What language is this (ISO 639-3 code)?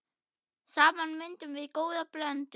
isl